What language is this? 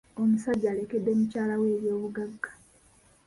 Ganda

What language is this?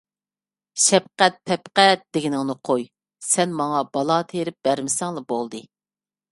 Uyghur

